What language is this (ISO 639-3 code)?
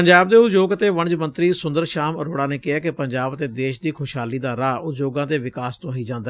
pan